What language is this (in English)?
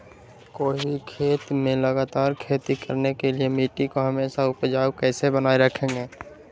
Magahi